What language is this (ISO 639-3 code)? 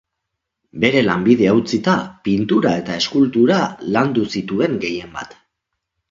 eus